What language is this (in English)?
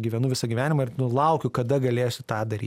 Lithuanian